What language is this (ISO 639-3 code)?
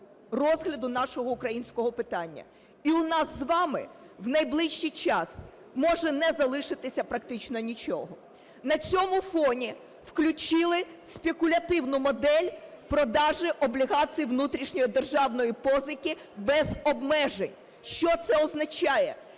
ukr